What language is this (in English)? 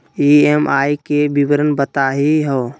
Magahi